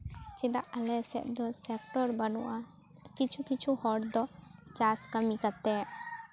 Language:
Santali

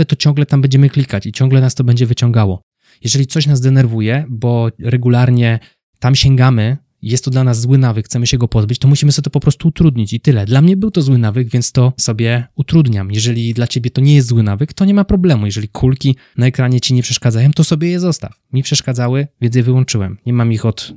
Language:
Polish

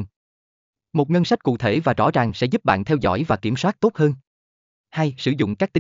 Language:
Vietnamese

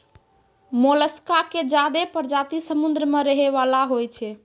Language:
Maithili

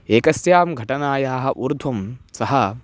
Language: Sanskrit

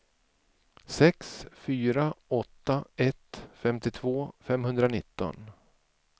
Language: Swedish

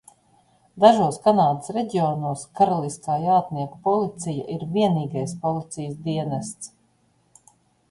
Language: Latvian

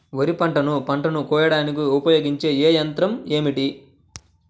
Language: Telugu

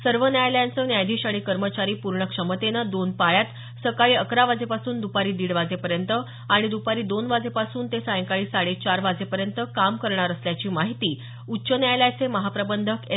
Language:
Marathi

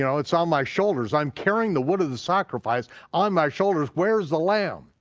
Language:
English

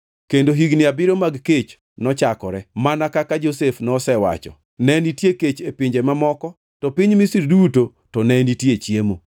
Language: Luo (Kenya and Tanzania)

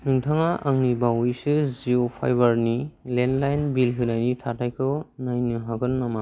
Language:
Bodo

